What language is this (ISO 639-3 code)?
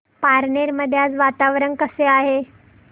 mar